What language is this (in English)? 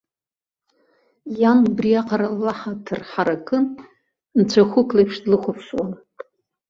Abkhazian